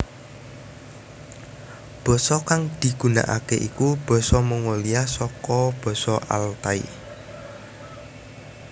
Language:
Javanese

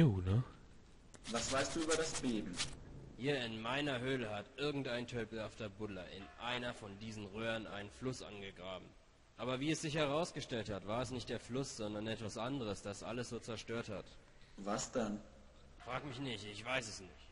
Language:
German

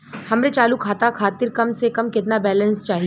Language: Bhojpuri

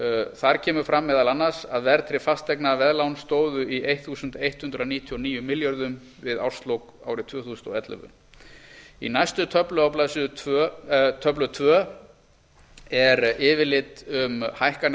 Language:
Icelandic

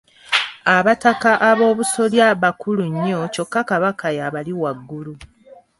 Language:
Ganda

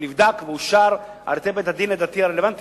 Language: Hebrew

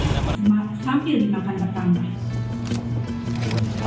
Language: Indonesian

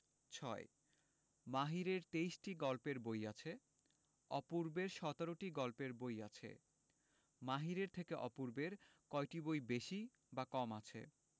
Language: Bangla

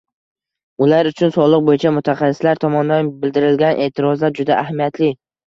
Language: Uzbek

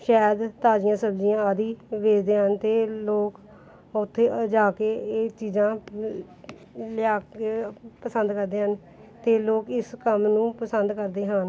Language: Punjabi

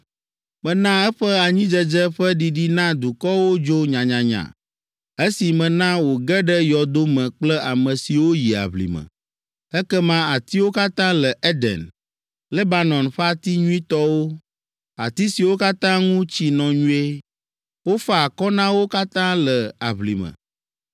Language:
Ewe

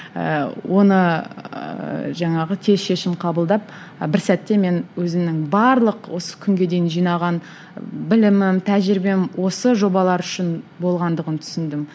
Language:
Kazakh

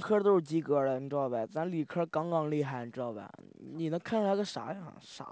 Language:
Chinese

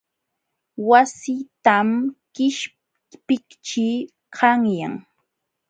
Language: Jauja Wanca Quechua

